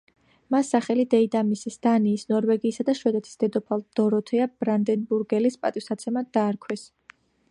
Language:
Georgian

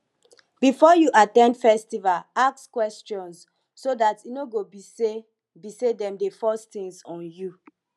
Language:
Nigerian Pidgin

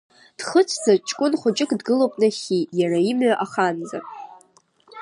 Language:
Abkhazian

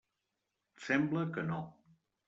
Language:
Catalan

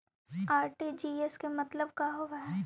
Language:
Magahi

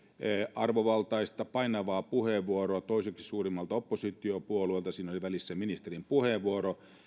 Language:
Finnish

